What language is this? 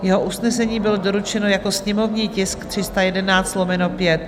Czech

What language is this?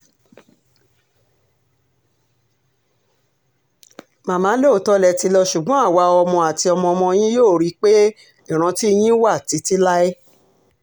Yoruba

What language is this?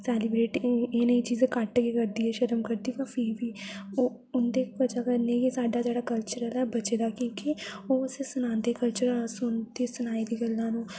Dogri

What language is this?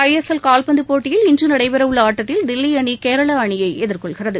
Tamil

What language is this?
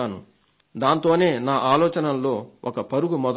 Telugu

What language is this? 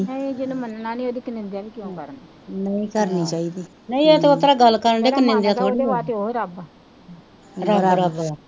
Punjabi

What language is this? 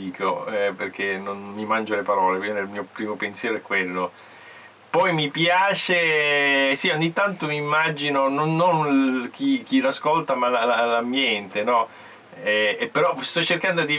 Italian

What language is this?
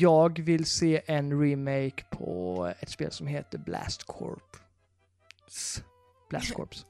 Swedish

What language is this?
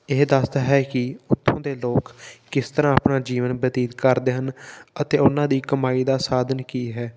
Punjabi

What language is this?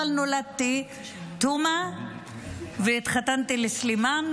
Hebrew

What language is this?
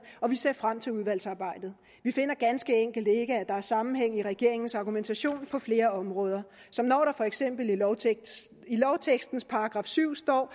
Danish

